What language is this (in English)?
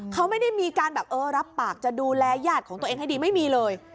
Thai